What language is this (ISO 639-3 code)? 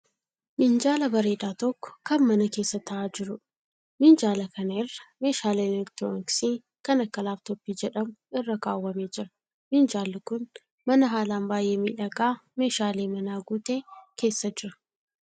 orm